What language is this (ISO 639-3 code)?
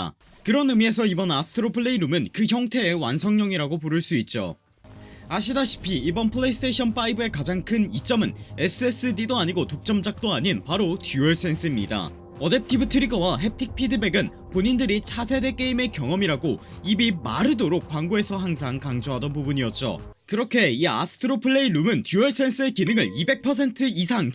kor